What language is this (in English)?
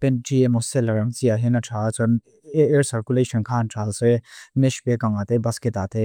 Mizo